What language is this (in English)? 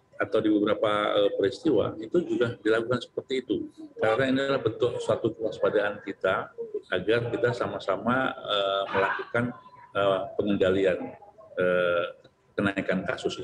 Indonesian